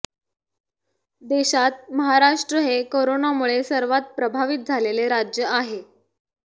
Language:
Marathi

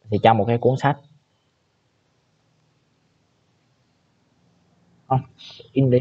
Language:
Vietnamese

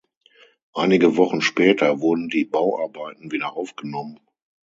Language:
German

